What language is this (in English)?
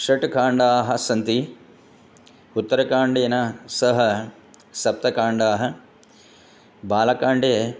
Sanskrit